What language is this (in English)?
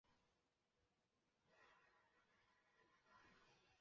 Chinese